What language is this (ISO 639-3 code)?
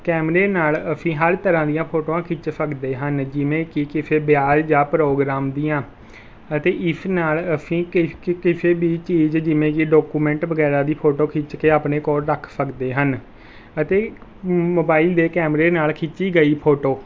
pan